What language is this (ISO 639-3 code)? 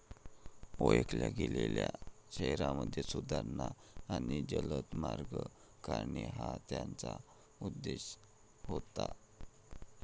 mar